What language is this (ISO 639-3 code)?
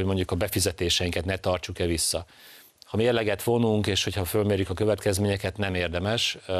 hun